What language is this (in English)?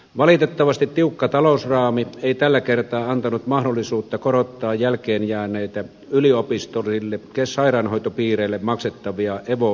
Finnish